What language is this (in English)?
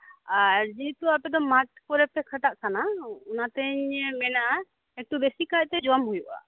Santali